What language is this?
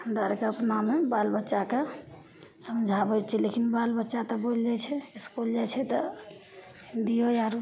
Maithili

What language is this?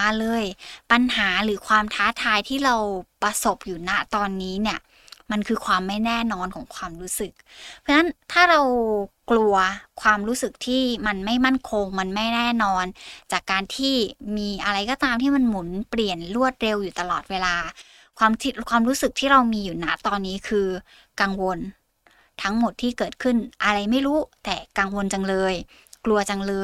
Thai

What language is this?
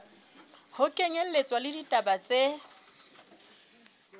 Southern Sotho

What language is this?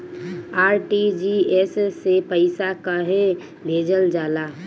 Bhojpuri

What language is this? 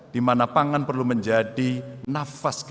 Indonesian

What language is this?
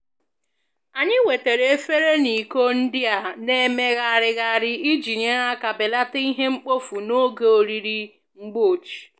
Igbo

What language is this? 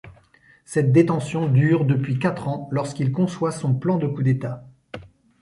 French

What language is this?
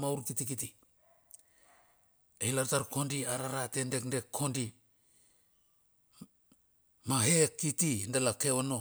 Bilur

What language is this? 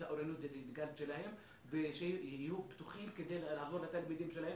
Hebrew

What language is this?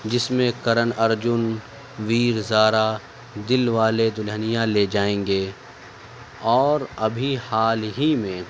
Urdu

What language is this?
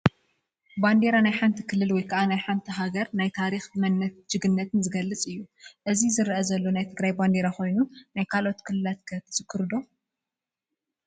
Tigrinya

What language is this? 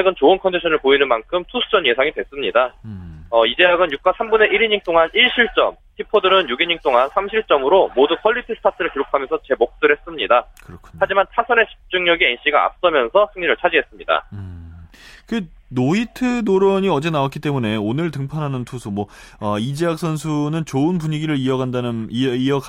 Korean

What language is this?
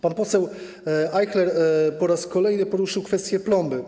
Polish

